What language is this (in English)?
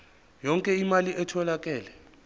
Zulu